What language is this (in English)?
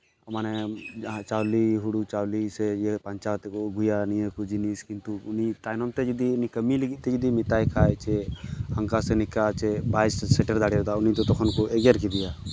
Santali